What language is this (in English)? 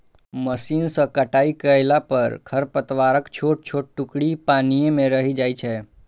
Maithili